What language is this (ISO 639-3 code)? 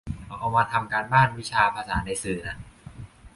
tha